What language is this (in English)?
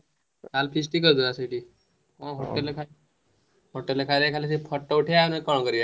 Odia